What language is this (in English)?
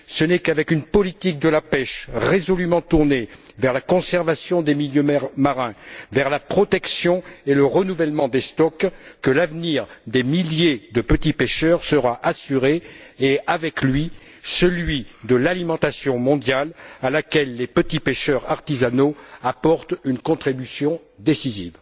French